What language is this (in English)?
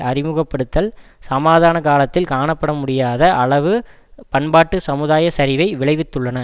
Tamil